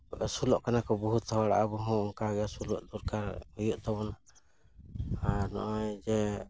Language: Santali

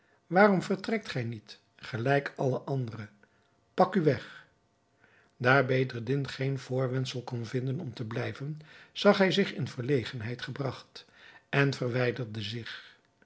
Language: Dutch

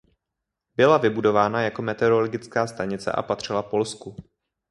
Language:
Czech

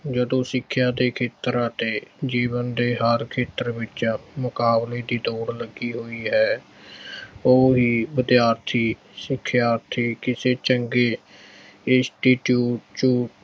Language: Punjabi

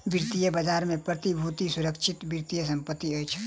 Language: Maithili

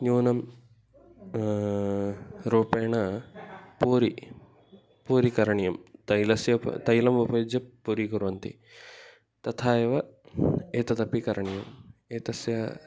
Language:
Sanskrit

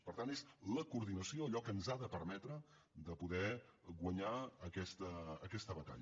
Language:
Catalan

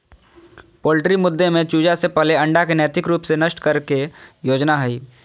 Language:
Magahi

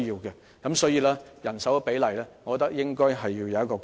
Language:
Cantonese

